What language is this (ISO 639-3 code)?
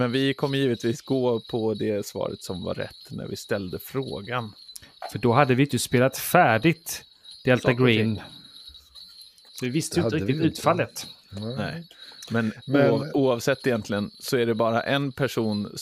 swe